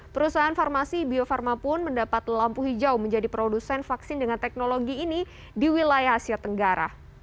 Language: Indonesian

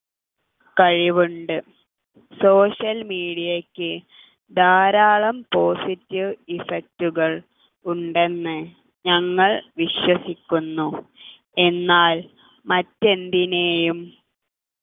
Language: Malayalam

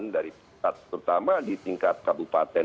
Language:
Indonesian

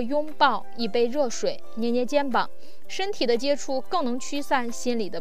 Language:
Chinese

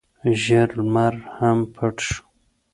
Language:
Pashto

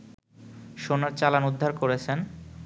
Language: Bangla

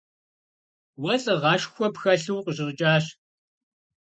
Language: Kabardian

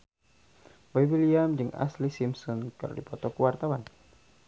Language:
Sundanese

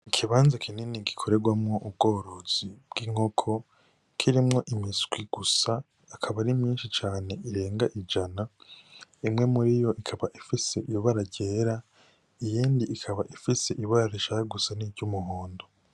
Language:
Rundi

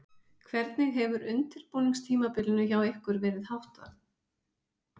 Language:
Icelandic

